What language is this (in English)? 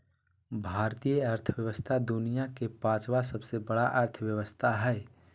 Magahi